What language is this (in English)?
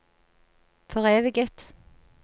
Norwegian